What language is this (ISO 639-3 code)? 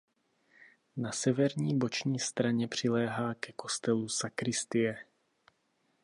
ces